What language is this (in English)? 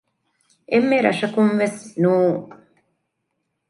Divehi